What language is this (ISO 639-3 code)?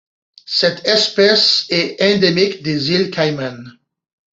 fra